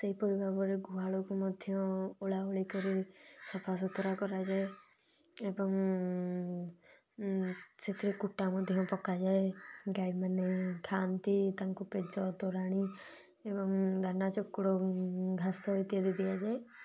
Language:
Odia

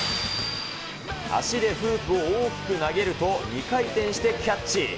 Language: Japanese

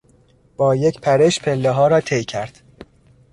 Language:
Persian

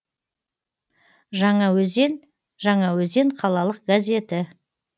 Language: Kazakh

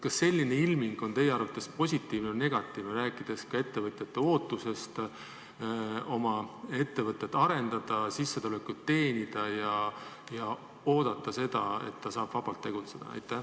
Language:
Estonian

